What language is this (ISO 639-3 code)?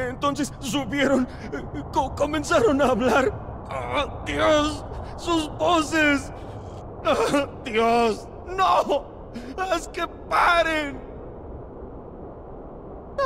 spa